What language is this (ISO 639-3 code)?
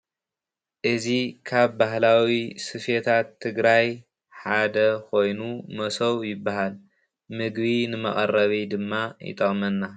tir